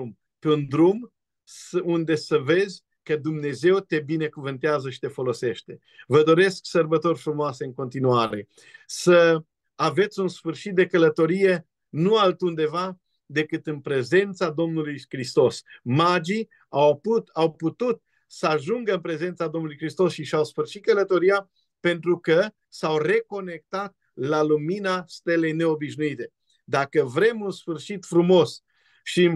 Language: Romanian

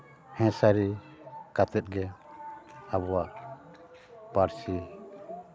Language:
Santali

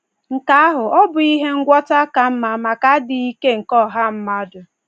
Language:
Igbo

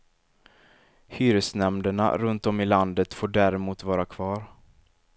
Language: Swedish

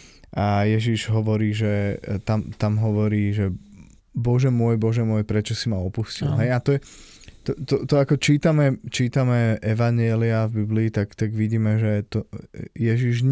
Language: Slovak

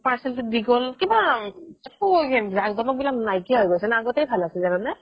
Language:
Assamese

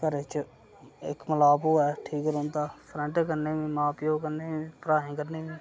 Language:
Dogri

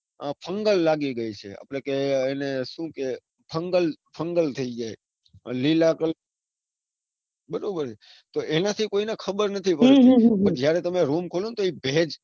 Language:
Gujarati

